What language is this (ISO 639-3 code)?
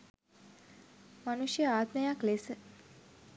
sin